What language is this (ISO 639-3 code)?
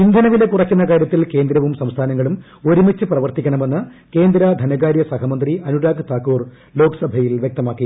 mal